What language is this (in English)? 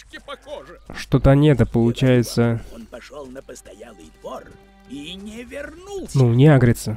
Russian